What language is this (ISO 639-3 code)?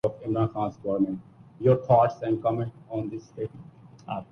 urd